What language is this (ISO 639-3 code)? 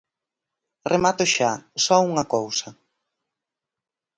glg